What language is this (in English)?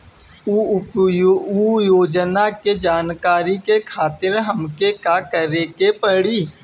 Bhojpuri